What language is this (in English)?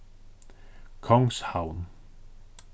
Faroese